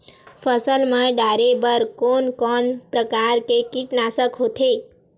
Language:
Chhattisgarhi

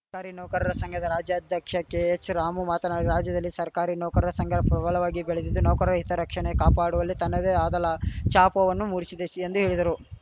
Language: Kannada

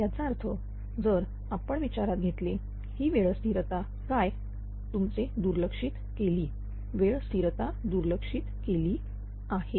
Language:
Marathi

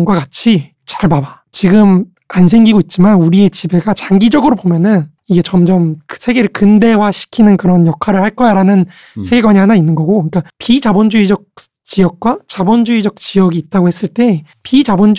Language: Korean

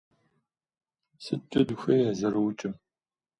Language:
Kabardian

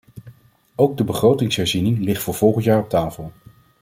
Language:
Dutch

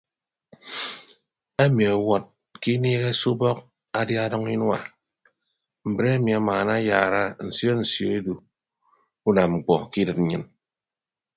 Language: Ibibio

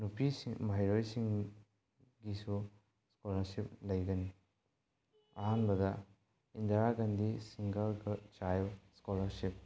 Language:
Manipuri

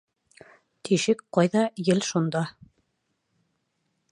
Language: Bashkir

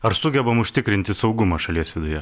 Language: Lithuanian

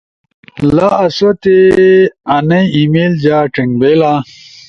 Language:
Ushojo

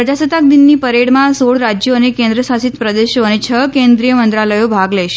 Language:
Gujarati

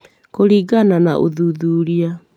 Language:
Kikuyu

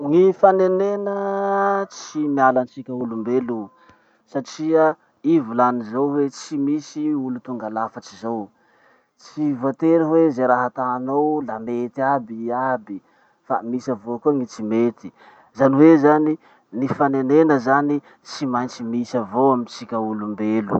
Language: Masikoro Malagasy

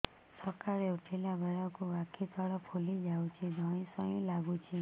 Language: Odia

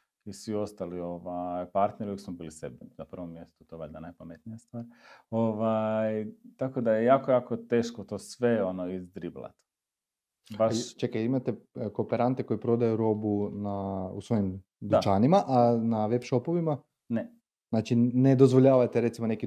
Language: Croatian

